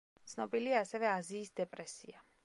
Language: Georgian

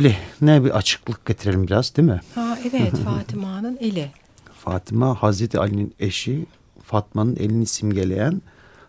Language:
Turkish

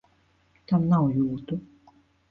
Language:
Latvian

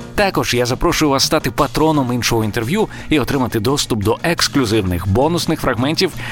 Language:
Ukrainian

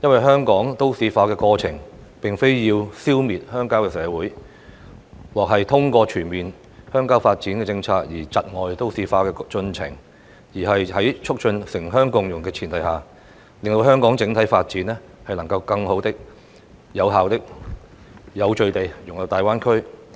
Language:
Cantonese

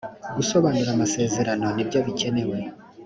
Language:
Kinyarwanda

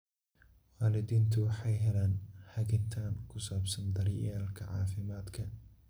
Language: Somali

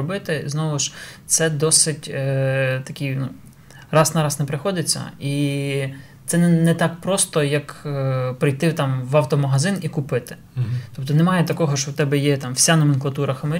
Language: Ukrainian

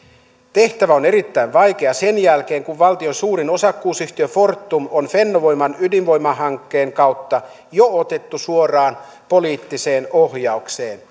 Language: Finnish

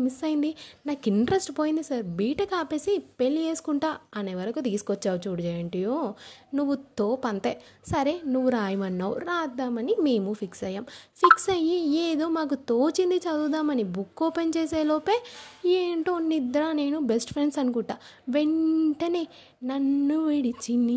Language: Telugu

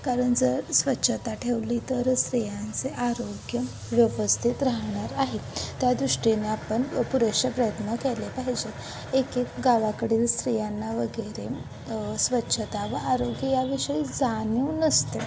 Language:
Marathi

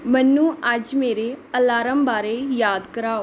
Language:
Punjabi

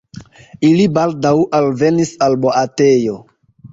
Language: Esperanto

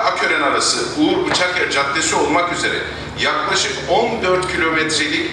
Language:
Turkish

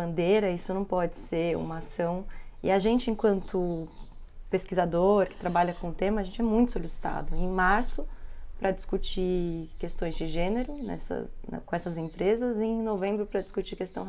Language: Portuguese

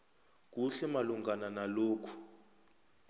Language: South Ndebele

